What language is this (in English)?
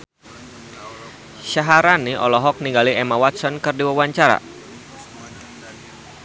Sundanese